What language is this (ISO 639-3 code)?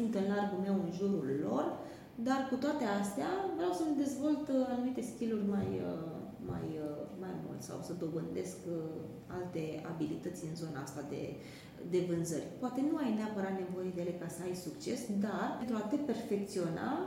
ron